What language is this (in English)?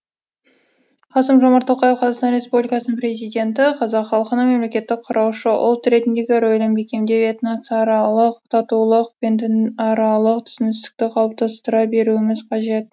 Kazakh